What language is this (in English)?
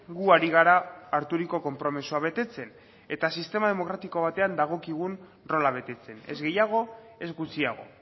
Basque